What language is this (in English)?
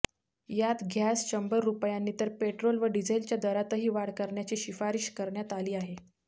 Marathi